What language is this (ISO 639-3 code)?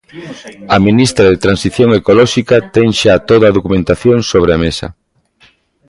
glg